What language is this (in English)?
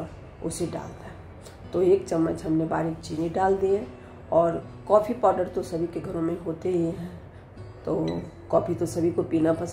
Hindi